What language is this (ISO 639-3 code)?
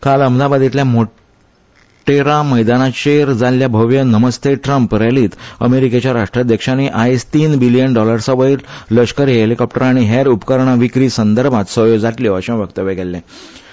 kok